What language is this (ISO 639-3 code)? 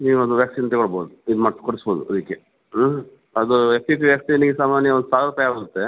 kan